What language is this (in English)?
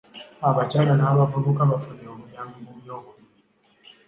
Ganda